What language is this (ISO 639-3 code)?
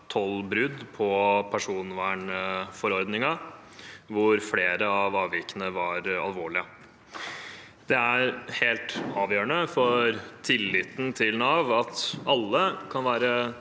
nor